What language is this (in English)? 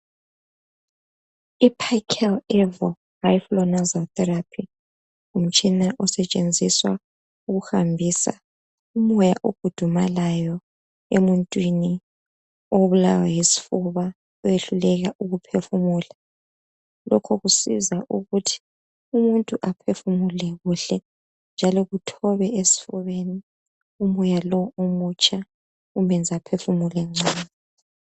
North Ndebele